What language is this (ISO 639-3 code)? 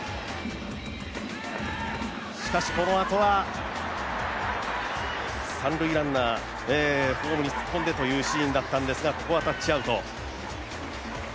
jpn